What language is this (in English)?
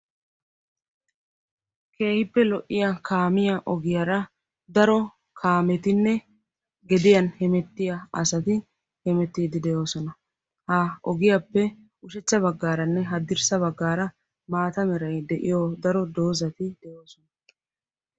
Wolaytta